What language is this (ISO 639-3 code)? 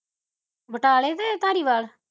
pan